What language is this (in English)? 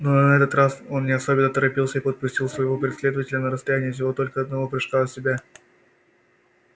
Russian